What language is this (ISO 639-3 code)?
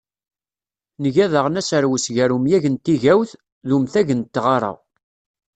kab